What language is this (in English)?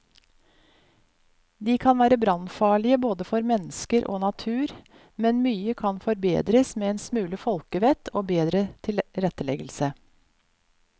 Norwegian